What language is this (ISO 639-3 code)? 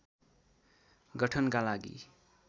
nep